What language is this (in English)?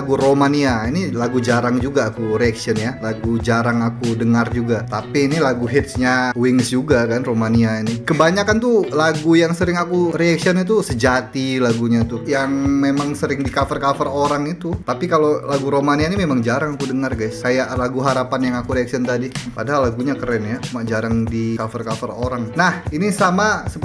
Indonesian